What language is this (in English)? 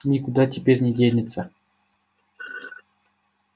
Russian